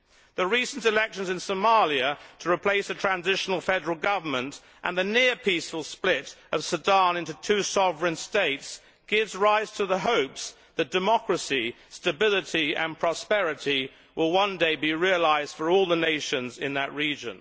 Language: English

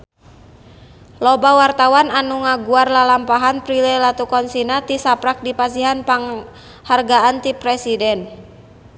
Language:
Sundanese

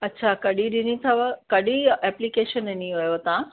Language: Sindhi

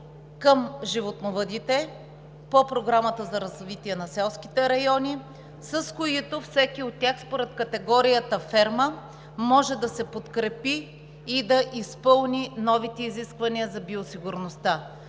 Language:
Bulgarian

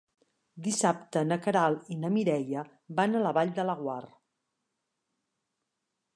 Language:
Catalan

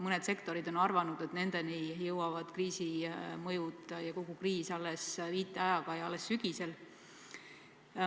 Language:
Estonian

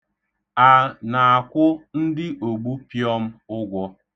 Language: Igbo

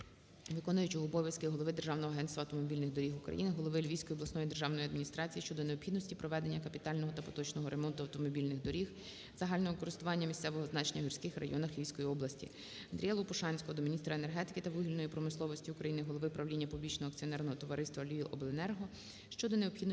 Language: Ukrainian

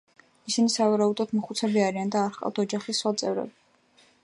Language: Georgian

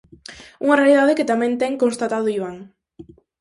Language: Galician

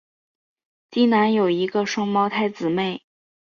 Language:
Chinese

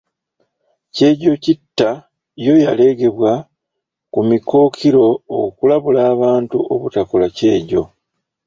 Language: Ganda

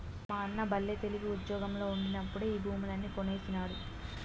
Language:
Telugu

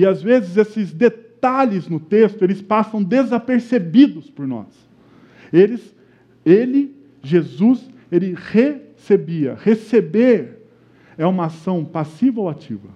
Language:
Portuguese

